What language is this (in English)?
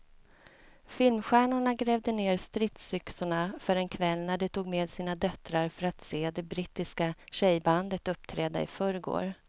Swedish